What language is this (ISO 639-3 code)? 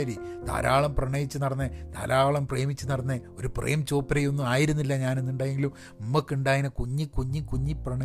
mal